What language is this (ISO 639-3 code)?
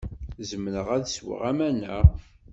kab